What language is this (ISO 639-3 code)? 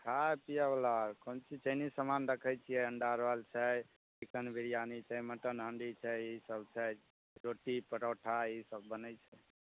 mai